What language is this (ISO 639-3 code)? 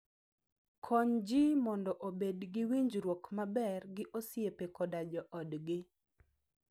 luo